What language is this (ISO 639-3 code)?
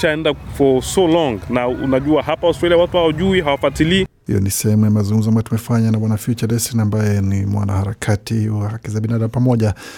swa